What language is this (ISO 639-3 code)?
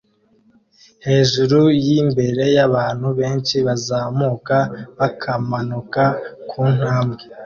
kin